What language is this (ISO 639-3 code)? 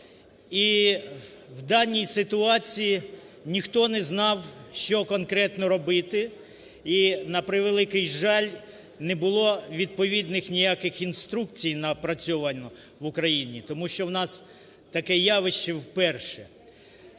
ukr